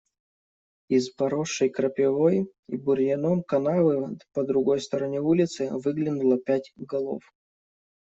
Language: Russian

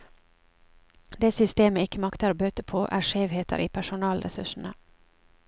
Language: Norwegian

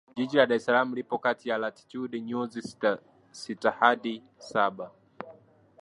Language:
Swahili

